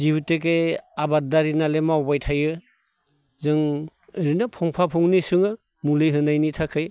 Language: Bodo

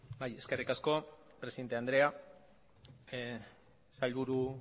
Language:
Basque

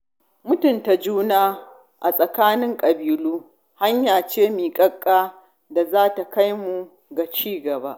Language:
Hausa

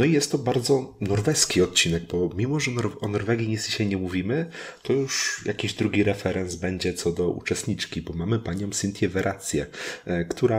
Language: Polish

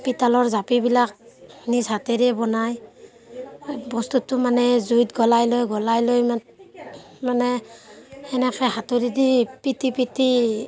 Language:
Assamese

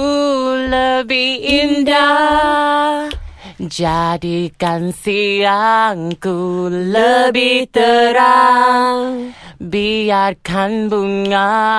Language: Malay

